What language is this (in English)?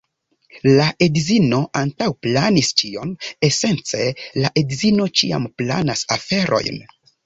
Esperanto